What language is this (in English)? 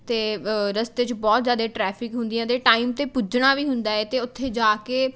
Punjabi